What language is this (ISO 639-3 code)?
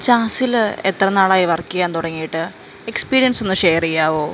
mal